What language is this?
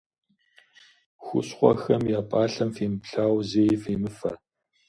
Kabardian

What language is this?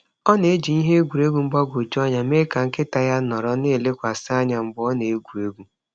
Igbo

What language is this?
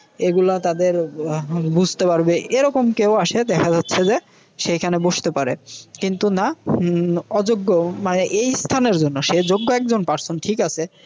Bangla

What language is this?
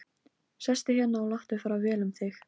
Icelandic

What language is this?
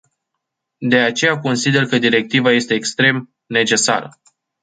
Romanian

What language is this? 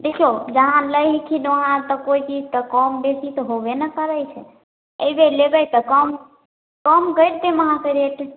Maithili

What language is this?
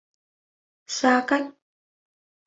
Vietnamese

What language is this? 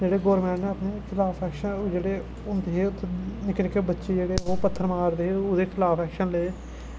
Dogri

